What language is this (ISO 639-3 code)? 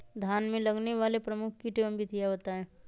mag